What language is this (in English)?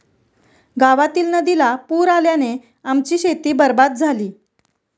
Marathi